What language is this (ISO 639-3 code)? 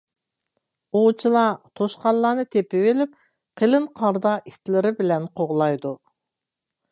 uig